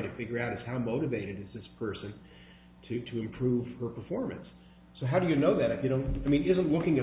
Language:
English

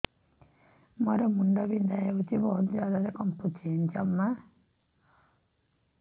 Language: Odia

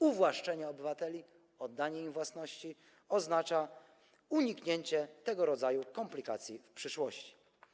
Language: Polish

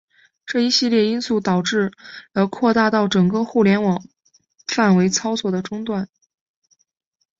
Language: Chinese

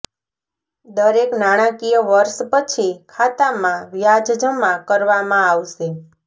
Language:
Gujarati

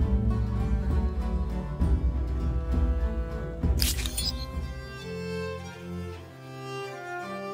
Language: German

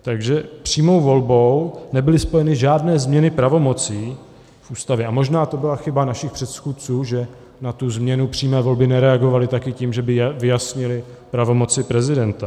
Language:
Czech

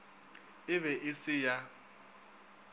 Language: Northern Sotho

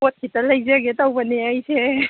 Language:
Manipuri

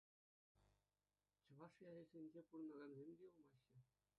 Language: Chuvash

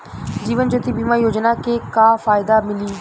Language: Bhojpuri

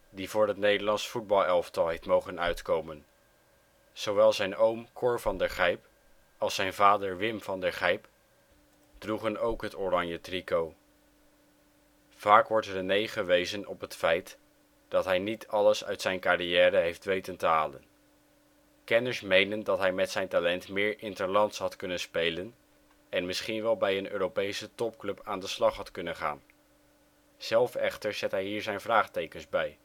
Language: Dutch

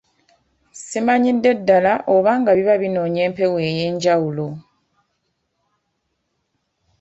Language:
Ganda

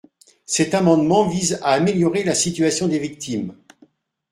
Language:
French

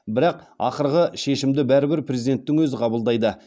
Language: Kazakh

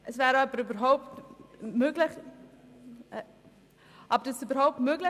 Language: Swiss German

